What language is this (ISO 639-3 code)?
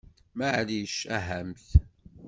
kab